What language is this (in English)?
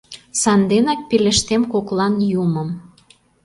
Mari